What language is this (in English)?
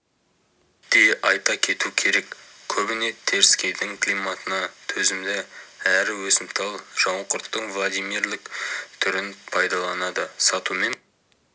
Kazakh